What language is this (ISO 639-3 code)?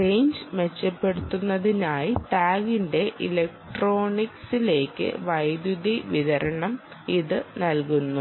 mal